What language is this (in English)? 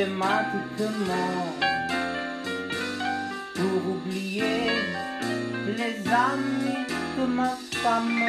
Italian